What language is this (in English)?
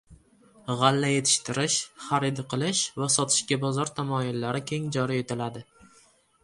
Uzbek